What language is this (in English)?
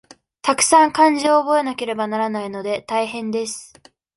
Japanese